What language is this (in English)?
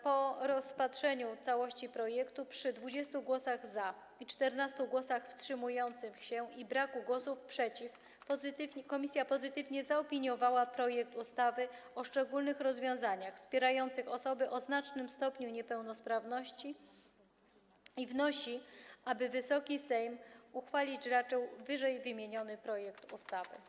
Polish